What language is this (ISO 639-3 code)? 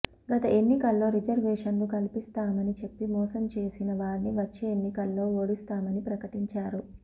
tel